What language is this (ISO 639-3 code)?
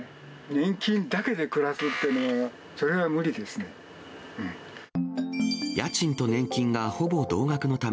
jpn